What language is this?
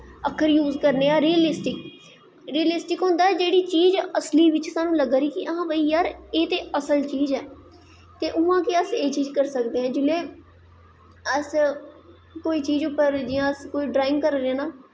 Dogri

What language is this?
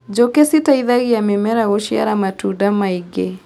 Kikuyu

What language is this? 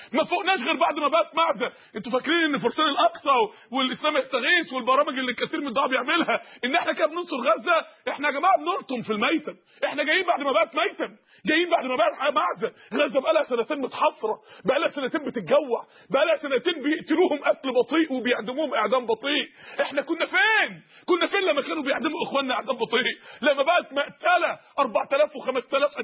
Arabic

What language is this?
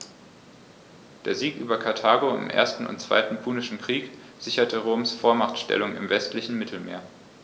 German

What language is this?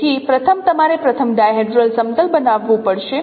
Gujarati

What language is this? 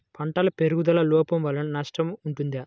Telugu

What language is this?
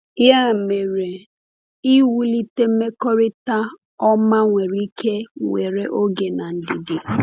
Igbo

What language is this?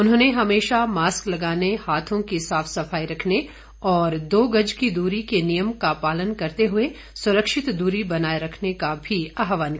Hindi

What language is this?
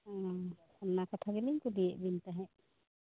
Santali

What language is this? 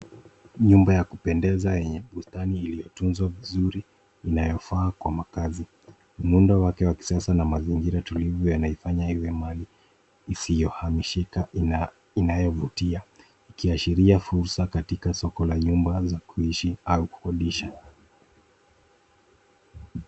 Swahili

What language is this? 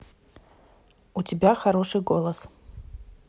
Russian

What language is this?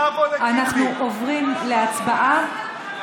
Hebrew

